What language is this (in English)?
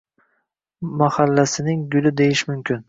Uzbek